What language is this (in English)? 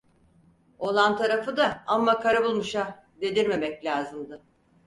Turkish